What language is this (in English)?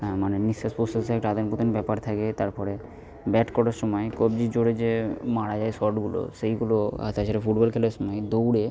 Bangla